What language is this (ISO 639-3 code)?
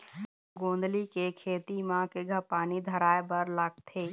hne